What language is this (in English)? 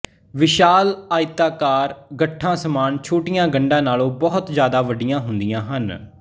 Punjabi